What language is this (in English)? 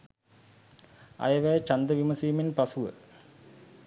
Sinhala